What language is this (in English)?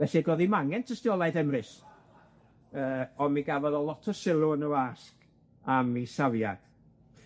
Welsh